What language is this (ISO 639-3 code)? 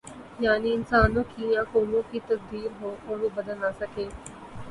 urd